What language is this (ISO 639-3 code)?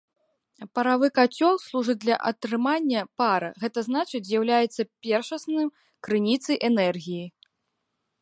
bel